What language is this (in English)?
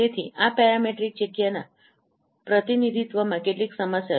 Gujarati